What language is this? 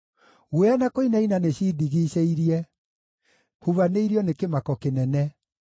Kikuyu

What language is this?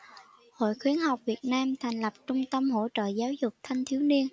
Vietnamese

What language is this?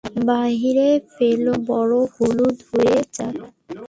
Bangla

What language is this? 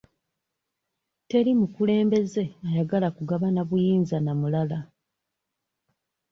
Ganda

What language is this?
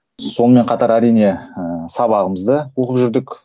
Kazakh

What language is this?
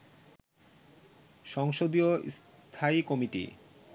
Bangla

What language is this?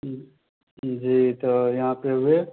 Maithili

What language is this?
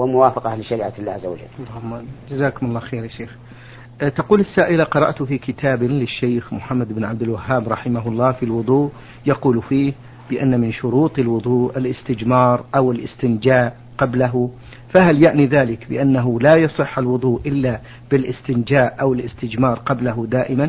Arabic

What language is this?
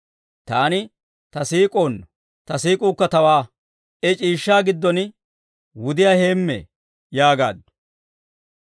Dawro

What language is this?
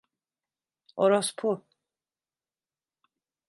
Turkish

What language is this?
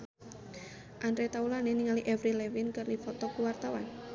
Sundanese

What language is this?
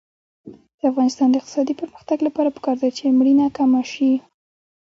Pashto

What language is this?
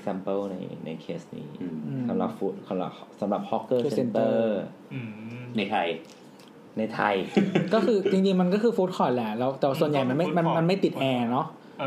Thai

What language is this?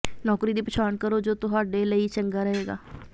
Punjabi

